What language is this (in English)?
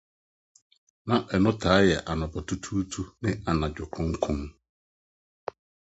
Akan